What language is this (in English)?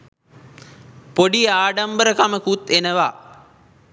Sinhala